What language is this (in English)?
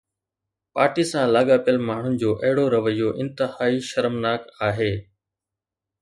Sindhi